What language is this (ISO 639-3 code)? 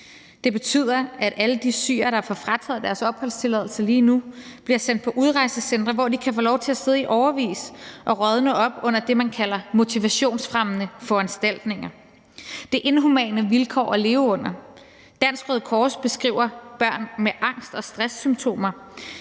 dan